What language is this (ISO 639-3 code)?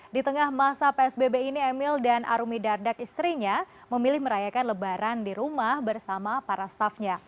ind